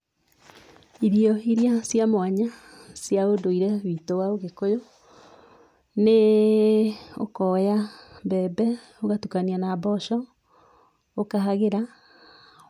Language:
Kikuyu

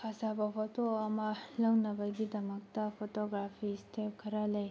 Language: Manipuri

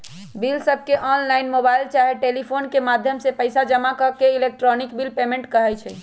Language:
Magahi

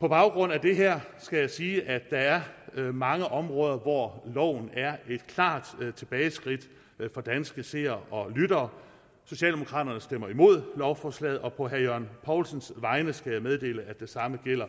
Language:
Danish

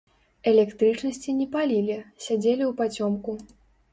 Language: Belarusian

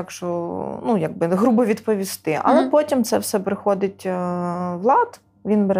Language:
Ukrainian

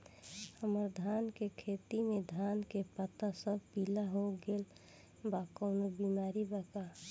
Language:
Bhojpuri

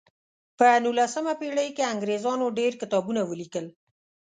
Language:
Pashto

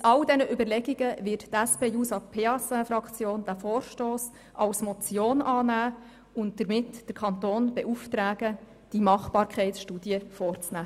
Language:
Swiss German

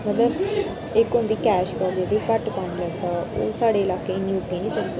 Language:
Dogri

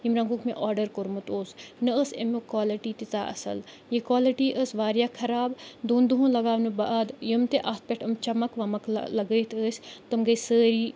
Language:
Kashmiri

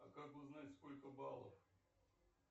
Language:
Russian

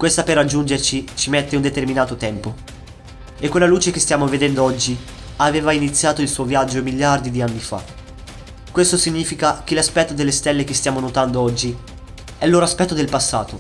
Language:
Italian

